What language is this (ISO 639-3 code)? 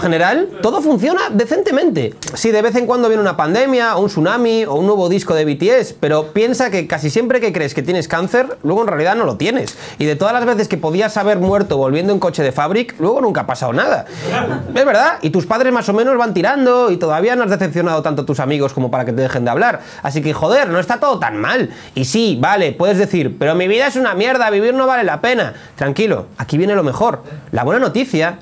spa